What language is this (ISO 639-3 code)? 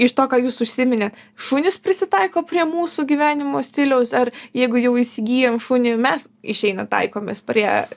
lit